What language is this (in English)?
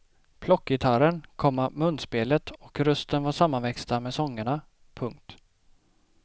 Swedish